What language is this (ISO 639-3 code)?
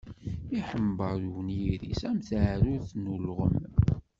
kab